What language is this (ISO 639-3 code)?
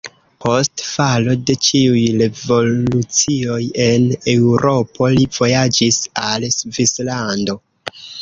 epo